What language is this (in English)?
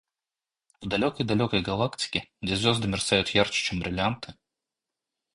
Russian